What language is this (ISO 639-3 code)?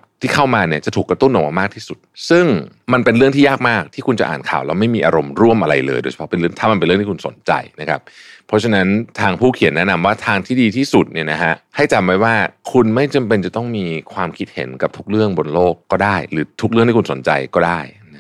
tha